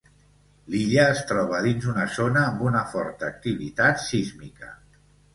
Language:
Catalan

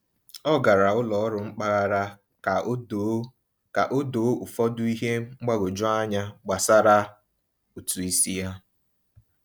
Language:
Igbo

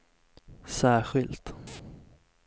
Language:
Swedish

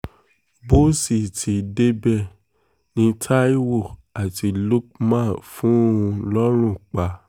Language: Yoruba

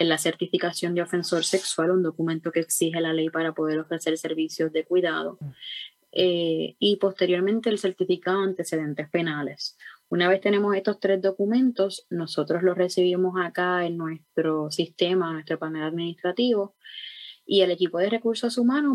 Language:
Spanish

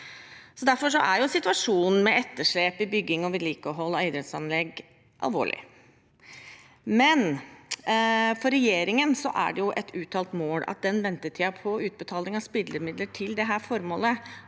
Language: Norwegian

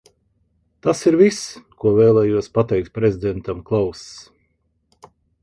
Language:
Latvian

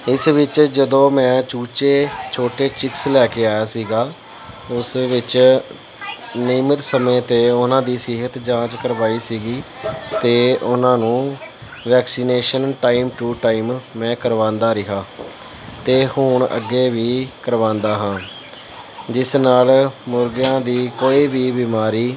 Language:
Punjabi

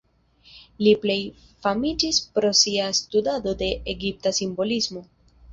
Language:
Esperanto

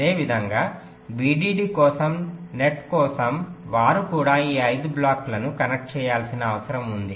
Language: Telugu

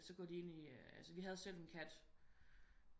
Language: Danish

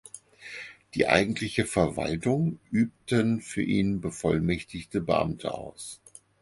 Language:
German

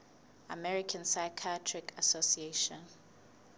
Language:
Southern Sotho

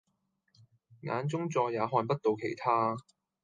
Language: Cantonese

